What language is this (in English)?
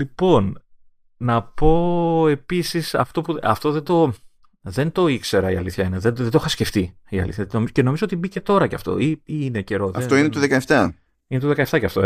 Greek